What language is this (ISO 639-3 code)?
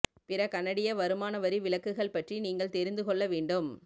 tam